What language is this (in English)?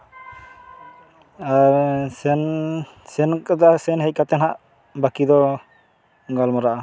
Santali